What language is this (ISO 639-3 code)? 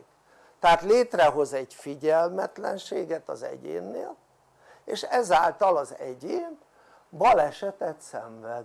hun